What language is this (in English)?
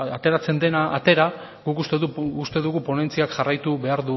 Basque